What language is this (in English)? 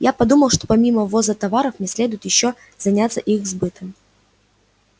Russian